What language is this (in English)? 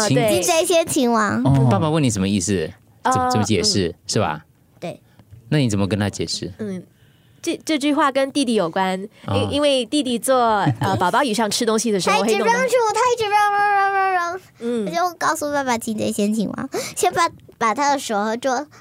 Chinese